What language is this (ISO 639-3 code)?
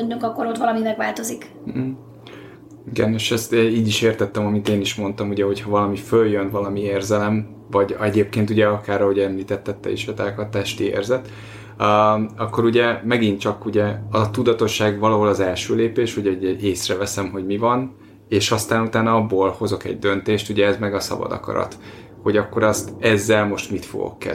hun